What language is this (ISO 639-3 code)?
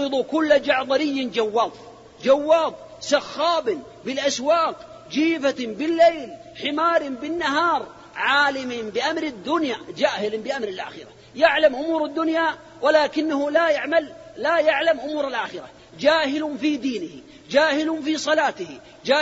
ara